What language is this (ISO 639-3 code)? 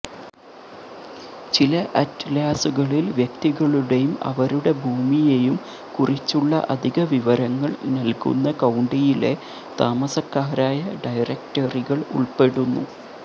mal